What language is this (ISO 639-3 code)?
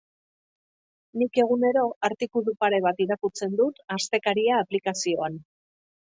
eus